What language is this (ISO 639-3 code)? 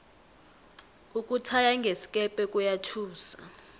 nbl